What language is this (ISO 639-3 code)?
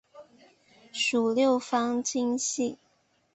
zho